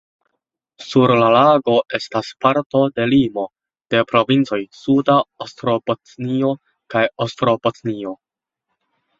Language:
Esperanto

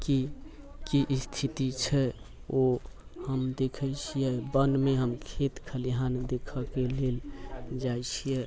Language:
Maithili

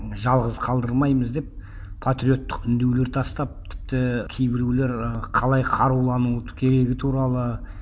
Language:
Kazakh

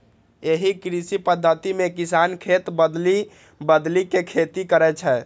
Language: Maithili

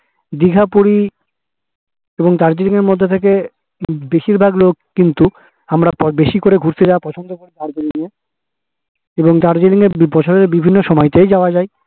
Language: Bangla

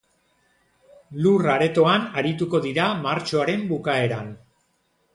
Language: Basque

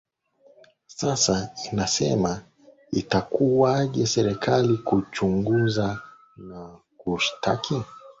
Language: Swahili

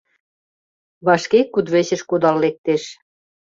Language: Mari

